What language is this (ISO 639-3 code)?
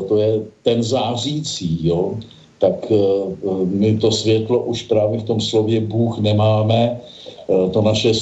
ces